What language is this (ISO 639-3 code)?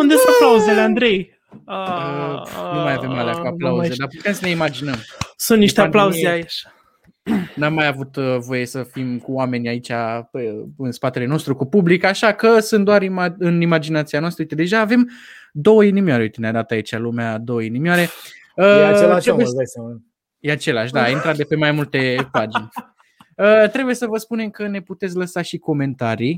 ron